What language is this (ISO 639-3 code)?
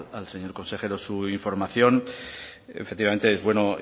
spa